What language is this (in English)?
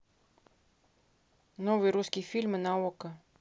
Russian